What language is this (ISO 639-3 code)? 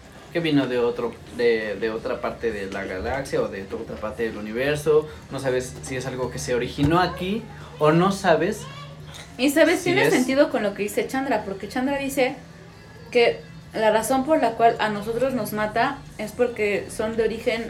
spa